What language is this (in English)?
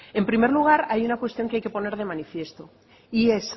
Spanish